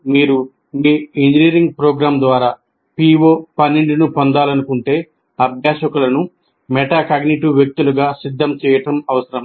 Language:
Telugu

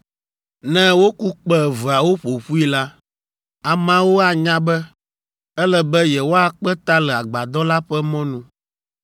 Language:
Ewe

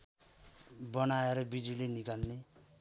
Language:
Nepali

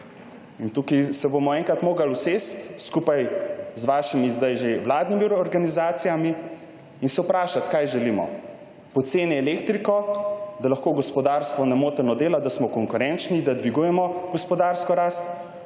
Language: Slovenian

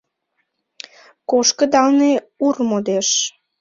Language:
Mari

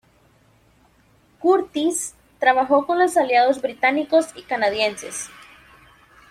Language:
Spanish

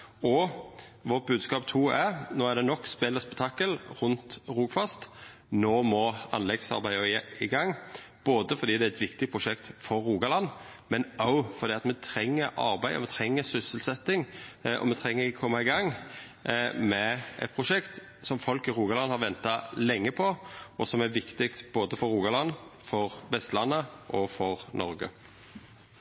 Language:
Norwegian Nynorsk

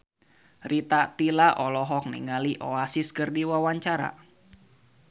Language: Sundanese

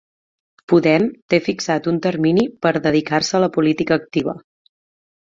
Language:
Catalan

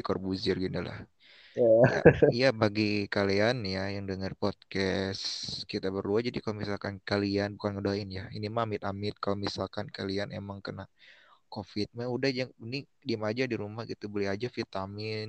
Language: Indonesian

